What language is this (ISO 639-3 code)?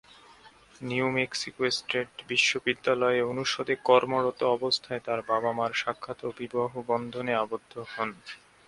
ben